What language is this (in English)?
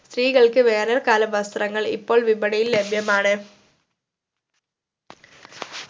Malayalam